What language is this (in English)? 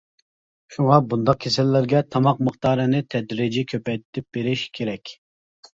Uyghur